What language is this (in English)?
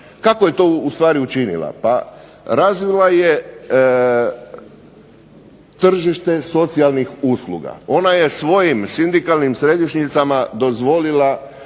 Croatian